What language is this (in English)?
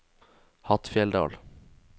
Norwegian